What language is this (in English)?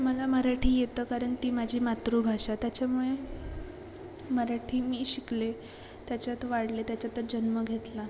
Marathi